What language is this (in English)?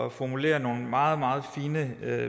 Danish